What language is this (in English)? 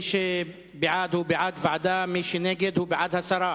Hebrew